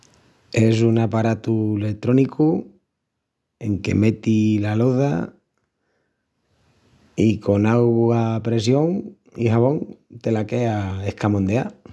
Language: Extremaduran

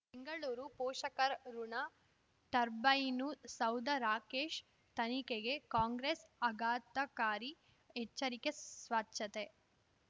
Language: Kannada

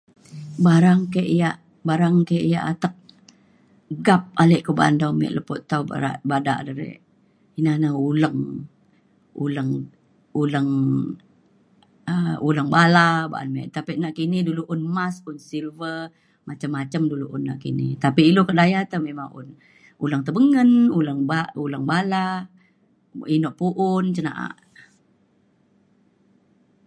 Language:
Mainstream Kenyah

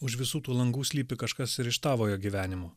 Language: Lithuanian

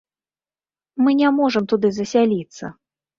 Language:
Belarusian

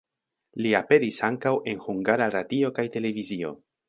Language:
Esperanto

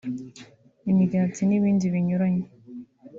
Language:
Kinyarwanda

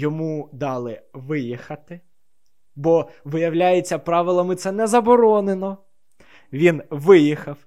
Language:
Ukrainian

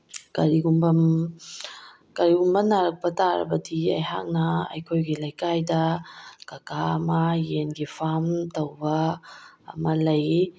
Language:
Manipuri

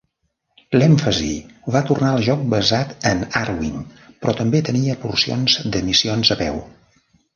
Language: Catalan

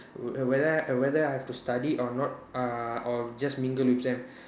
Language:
English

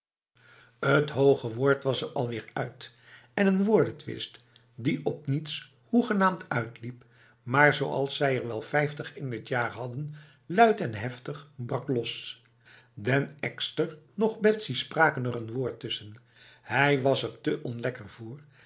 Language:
Dutch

